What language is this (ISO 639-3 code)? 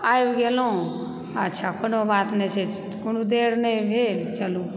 mai